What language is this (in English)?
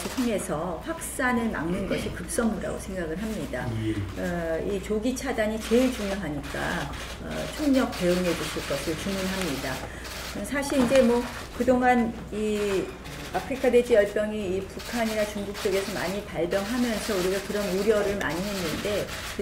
Korean